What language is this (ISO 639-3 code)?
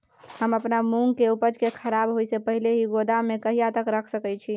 mai